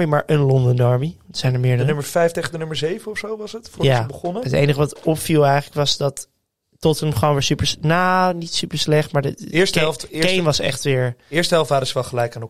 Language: Dutch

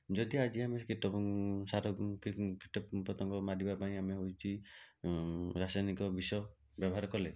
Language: Odia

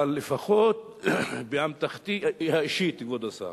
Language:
Hebrew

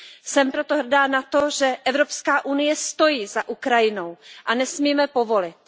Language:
Czech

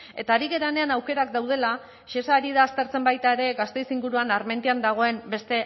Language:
Basque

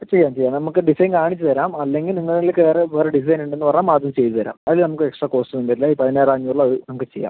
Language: Malayalam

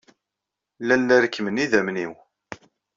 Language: Kabyle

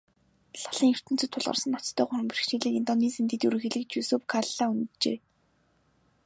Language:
Mongolian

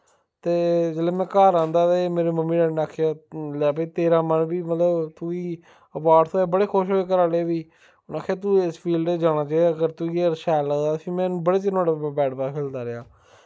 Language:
Dogri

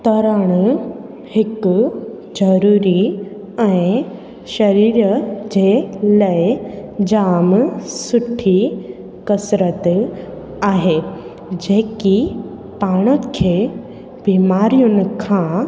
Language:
Sindhi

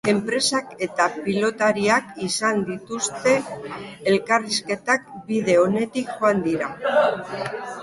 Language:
Basque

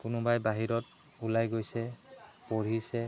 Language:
Assamese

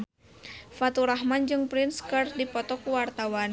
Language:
Sundanese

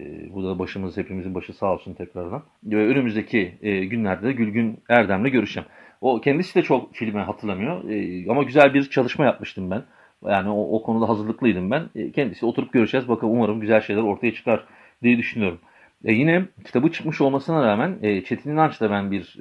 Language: Turkish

